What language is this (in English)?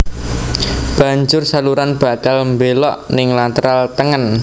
Javanese